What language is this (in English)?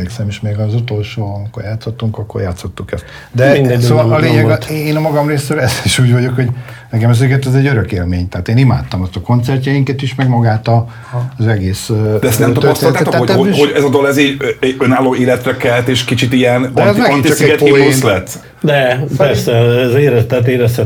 Hungarian